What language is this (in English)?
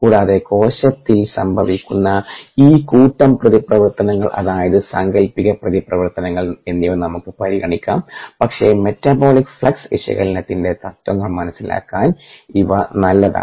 Malayalam